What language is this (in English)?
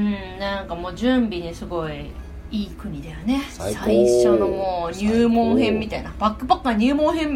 Japanese